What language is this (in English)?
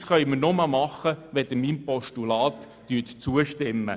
Swiss German